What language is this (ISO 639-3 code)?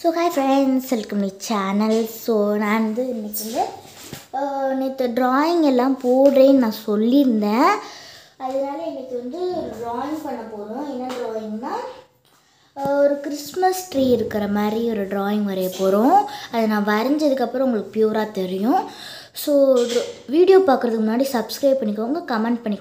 ron